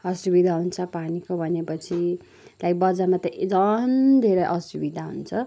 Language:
Nepali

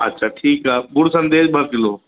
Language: Sindhi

